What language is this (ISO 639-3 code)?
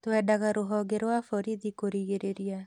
kik